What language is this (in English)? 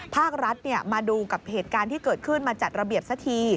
Thai